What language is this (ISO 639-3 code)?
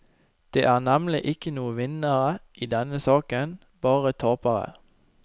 nor